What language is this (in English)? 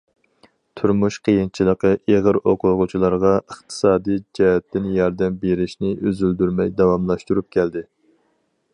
Uyghur